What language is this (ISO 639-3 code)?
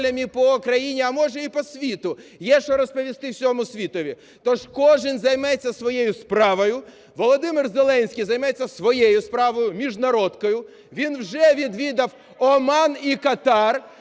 ukr